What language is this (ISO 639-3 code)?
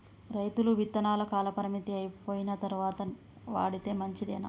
tel